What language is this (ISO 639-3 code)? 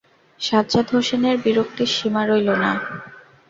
ben